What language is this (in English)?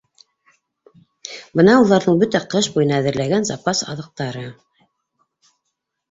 Bashkir